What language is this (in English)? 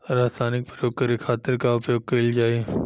Bhojpuri